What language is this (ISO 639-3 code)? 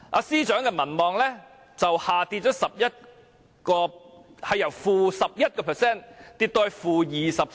yue